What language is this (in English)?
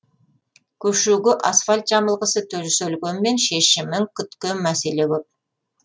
Kazakh